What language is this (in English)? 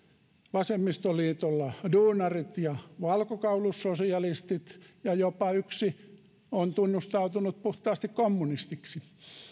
Finnish